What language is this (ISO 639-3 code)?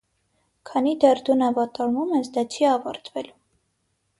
hye